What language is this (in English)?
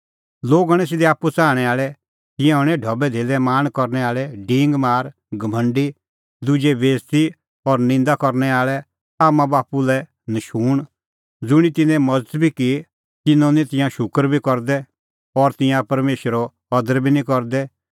Kullu Pahari